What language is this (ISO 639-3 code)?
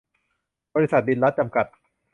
tha